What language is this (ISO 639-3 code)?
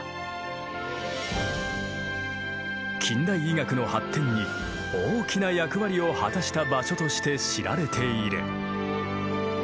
jpn